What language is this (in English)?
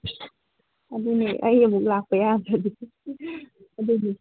Manipuri